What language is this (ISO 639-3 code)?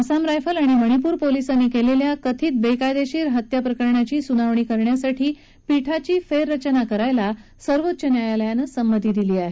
mar